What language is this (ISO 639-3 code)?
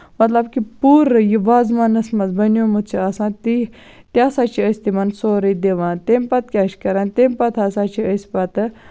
kas